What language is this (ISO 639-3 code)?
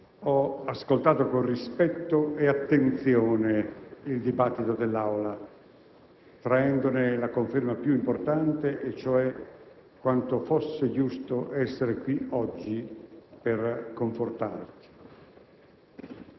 ita